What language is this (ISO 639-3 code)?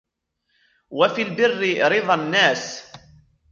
ara